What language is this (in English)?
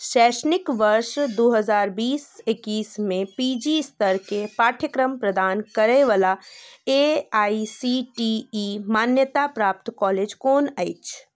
Maithili